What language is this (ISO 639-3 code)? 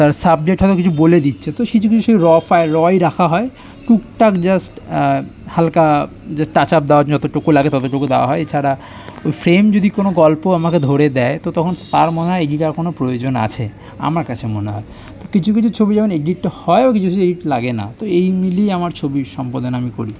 ben